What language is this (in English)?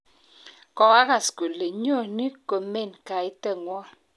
Kalenjin